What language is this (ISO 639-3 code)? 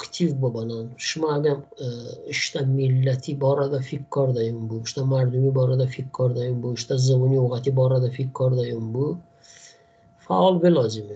fas